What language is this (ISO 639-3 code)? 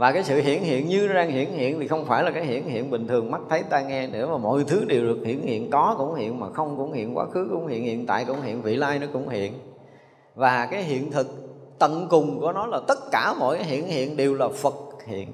vie